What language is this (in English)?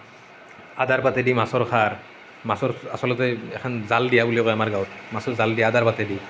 Assamese